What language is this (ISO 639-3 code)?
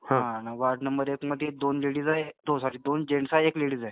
mar